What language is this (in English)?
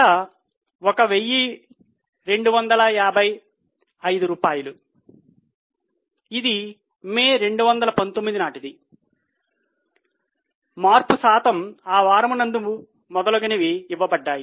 Telugu